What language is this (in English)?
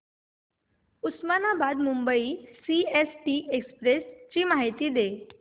Marathi